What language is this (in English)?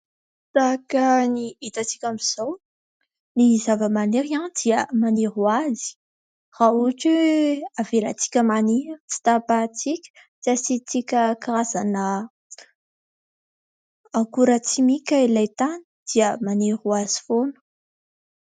Malagasy